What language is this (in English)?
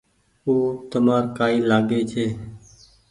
Goaria